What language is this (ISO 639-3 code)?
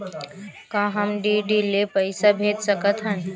hne